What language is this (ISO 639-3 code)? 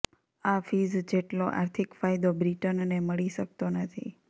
guj